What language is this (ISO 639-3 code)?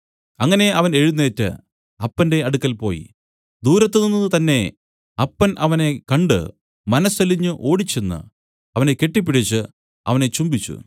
mal